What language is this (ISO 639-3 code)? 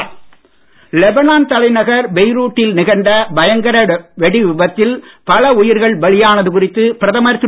tam